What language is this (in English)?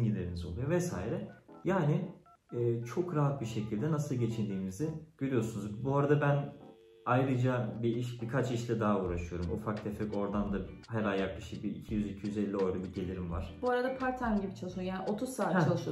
Turkish